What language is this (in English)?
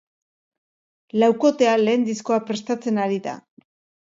Basque